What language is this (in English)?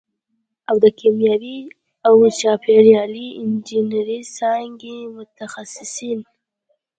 Pashto